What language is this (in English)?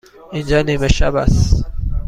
Persian